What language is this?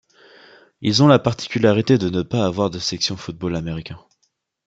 French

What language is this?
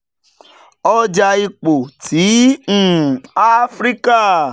Yoruba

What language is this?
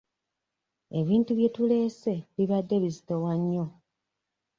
Ganda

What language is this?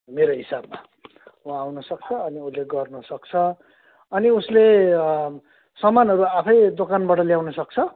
Nepali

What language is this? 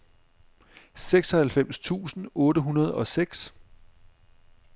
Danish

